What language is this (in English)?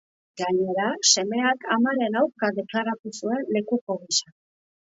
Basque